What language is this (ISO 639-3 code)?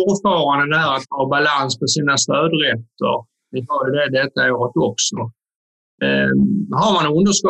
swe